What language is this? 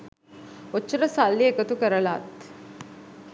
Sinhala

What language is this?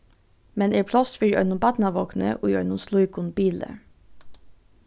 Faroese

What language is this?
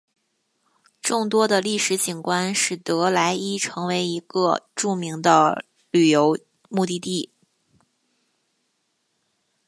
Chinese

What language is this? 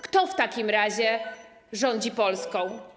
Polish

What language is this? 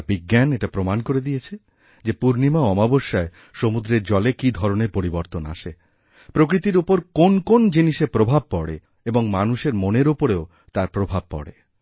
Bangla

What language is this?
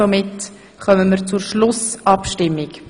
Swiss German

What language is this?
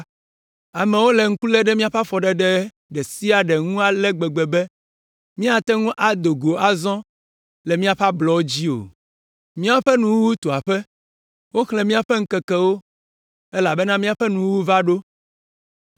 Ewe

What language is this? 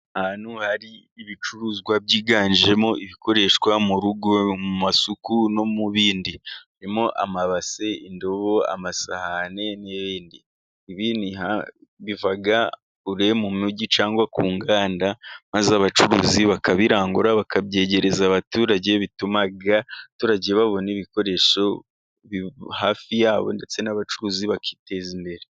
Kinyarwanda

